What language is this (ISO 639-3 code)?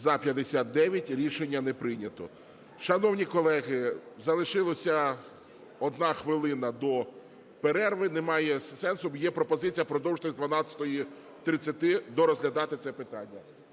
ukr